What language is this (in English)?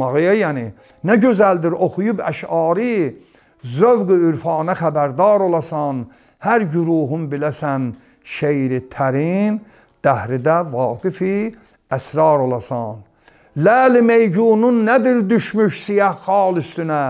Turkish